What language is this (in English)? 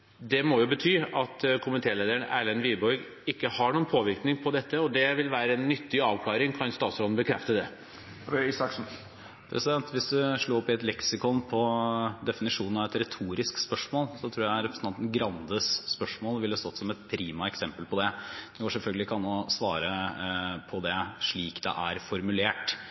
Norwegian Bokmål